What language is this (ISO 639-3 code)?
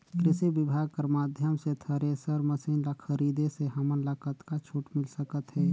hne